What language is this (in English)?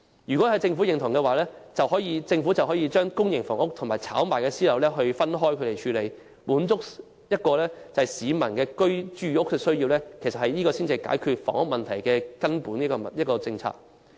Cantonese